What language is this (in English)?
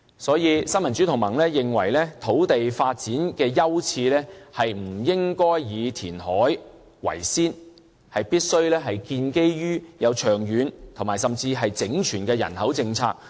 Cantonese